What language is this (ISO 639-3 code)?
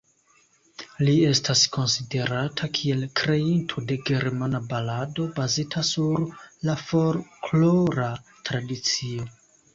epo